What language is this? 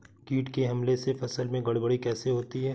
Hindi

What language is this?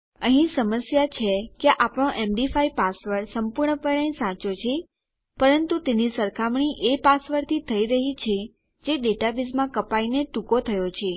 Gujarati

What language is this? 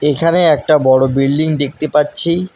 Bangla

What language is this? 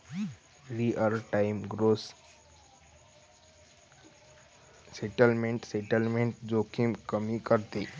Marathi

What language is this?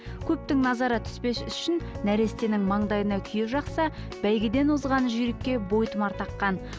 Kazakh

